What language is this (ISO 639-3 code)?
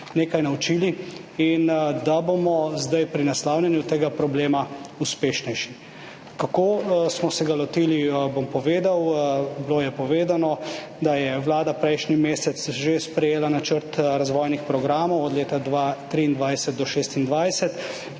slv